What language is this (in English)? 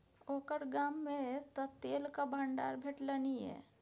Maithili